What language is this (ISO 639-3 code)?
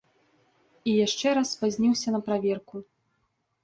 bel